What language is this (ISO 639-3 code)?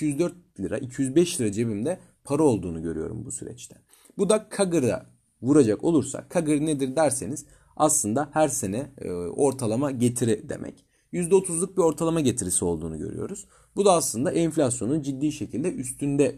tur